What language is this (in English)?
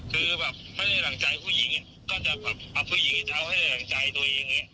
Thai